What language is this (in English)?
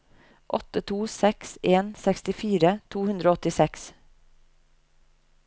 Norwegian